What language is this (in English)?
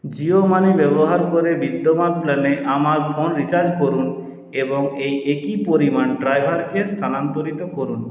Bangla